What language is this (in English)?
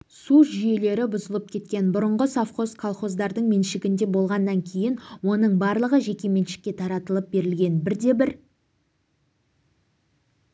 Kazakh